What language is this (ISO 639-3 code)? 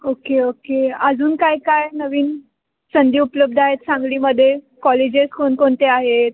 mar